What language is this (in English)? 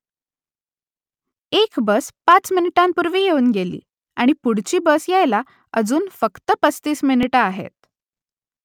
Marathi